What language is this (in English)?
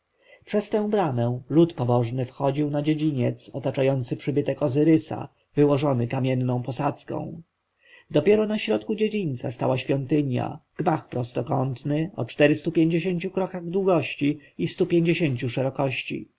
Polish